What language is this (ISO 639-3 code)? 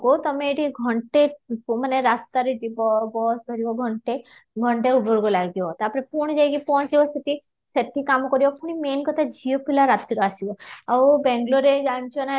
ori